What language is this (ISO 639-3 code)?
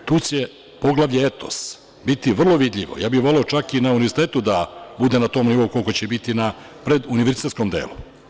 srp